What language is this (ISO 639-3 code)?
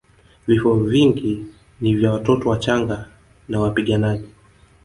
swa